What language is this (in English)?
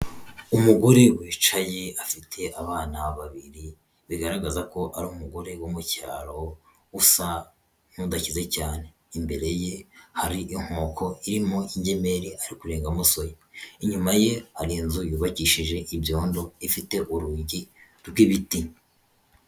Kinyarwanda